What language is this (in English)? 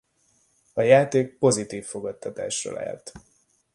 Hungarian